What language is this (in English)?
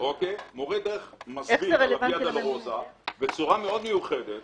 Hebrew